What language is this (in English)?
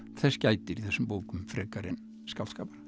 Icelandic